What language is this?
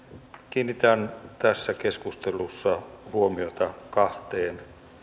Finnish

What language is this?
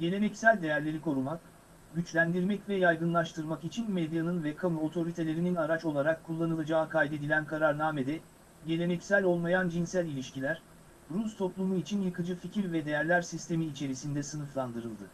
Turkish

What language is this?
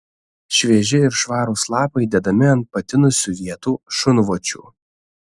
Lithuanian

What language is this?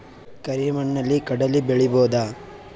Kannada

